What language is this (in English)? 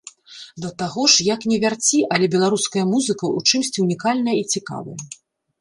Belarusian